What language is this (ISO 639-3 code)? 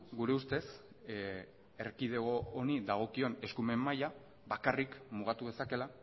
eus